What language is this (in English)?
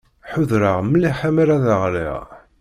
Kabyle